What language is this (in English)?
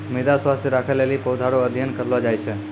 Maithili